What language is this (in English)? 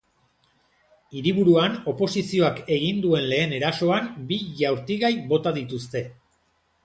Basque